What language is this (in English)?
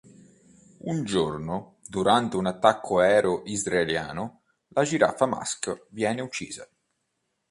Italian